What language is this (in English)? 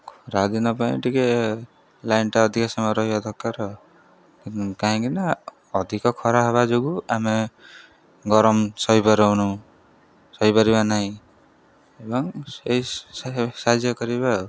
Odia